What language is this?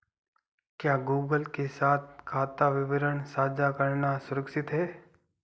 Hindi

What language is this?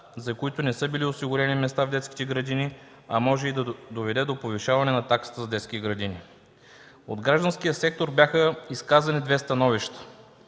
Bulgarian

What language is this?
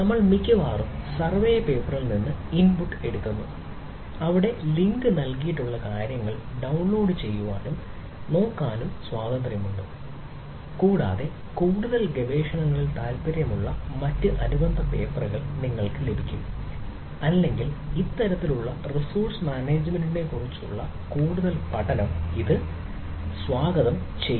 Malayalam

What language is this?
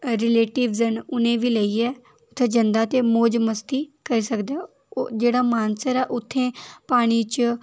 Dogri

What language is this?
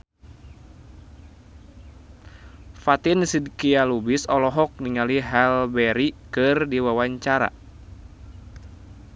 Sundanese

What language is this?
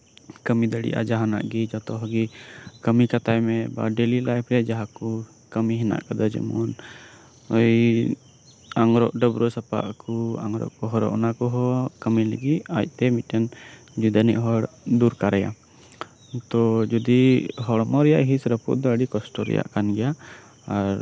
Santali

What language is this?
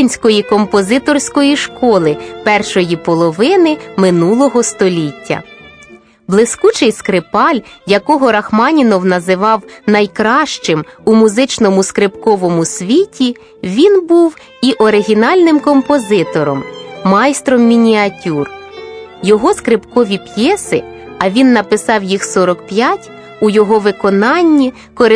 Ukrainian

